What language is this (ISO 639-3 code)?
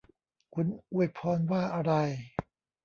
tha